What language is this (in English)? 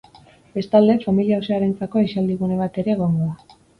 Basque